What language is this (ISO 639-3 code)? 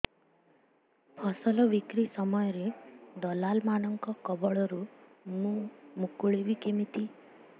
ori